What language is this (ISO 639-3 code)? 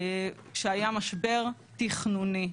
heb